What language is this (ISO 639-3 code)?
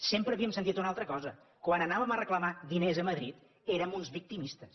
cat